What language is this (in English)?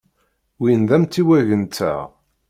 Kabyle